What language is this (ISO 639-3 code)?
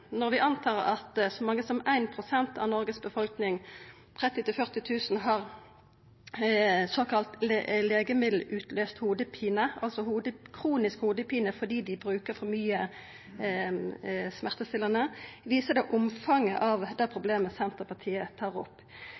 nno